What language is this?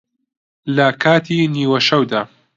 Central Kurdish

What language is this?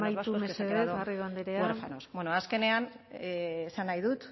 Basque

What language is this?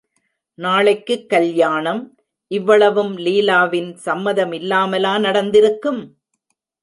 Tamil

